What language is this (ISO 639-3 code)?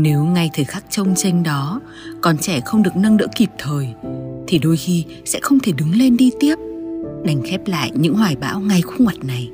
vie